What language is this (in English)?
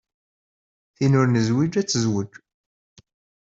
Kabyle